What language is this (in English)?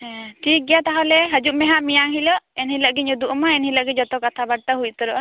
Santali